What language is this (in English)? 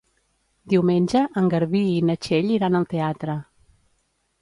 Catalan